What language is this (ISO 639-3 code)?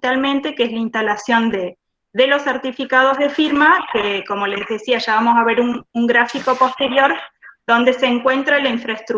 spa